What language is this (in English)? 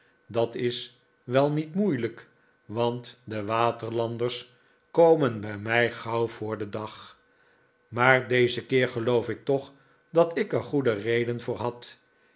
Dutch